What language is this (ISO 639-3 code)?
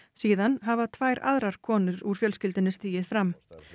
isl